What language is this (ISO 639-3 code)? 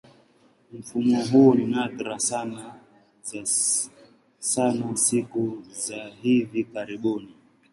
swa